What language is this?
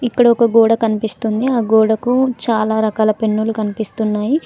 Telugu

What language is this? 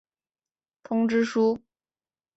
Chinese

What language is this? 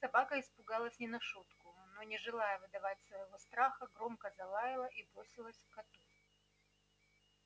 Russian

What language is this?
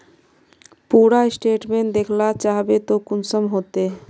Magahi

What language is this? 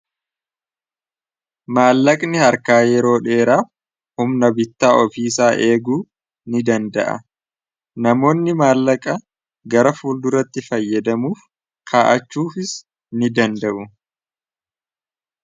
Oromo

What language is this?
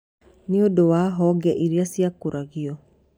Kikuyu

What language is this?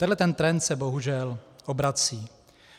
Czech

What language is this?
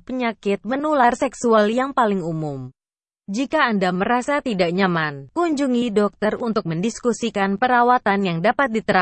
Indonesian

